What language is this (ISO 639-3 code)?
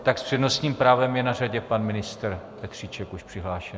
ces